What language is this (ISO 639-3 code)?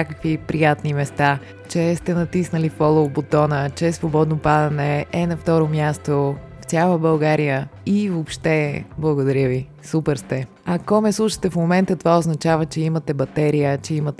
bul